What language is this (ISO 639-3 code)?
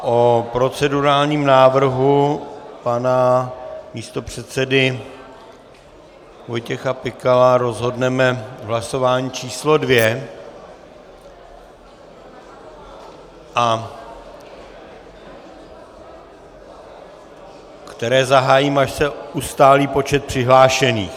ces